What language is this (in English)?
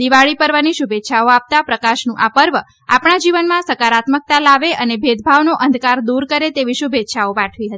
Gujarati